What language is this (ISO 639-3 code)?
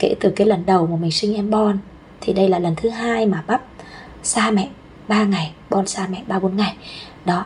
vie